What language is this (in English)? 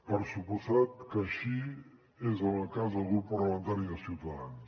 Catalan